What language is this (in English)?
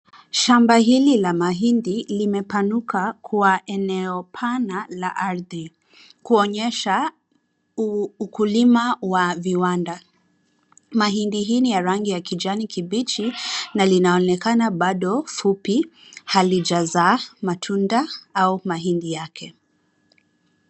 Swahili